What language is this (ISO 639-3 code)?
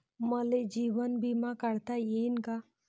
mar